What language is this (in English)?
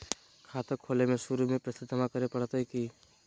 Magahi